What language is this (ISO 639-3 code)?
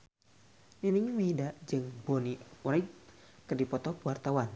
sun